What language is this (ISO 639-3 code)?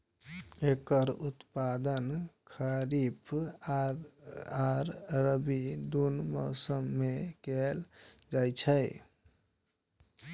mai